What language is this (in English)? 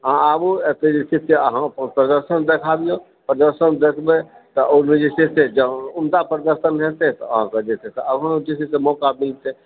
Maithili